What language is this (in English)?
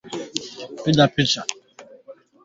Swahili